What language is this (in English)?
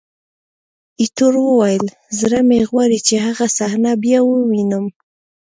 Pashto